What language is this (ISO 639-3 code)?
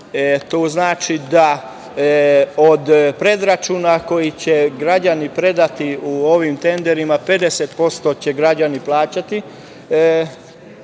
srp